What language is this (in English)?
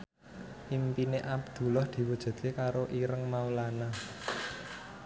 Javanese